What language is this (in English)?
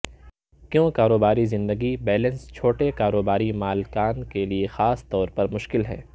Urdu